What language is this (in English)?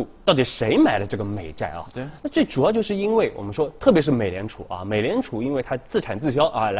Chinese